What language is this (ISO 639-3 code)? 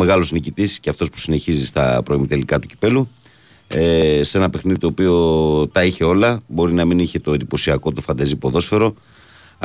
ell